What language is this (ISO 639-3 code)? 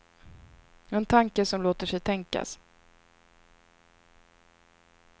swe